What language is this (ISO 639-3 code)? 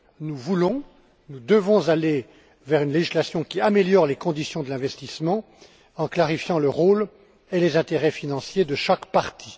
fra